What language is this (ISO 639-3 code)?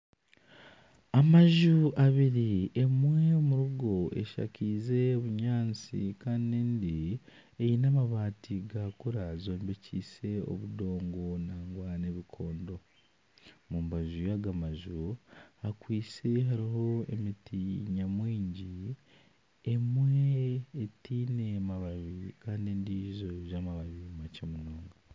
nyn